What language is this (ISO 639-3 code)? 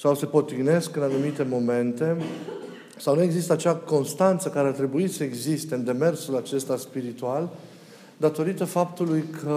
ron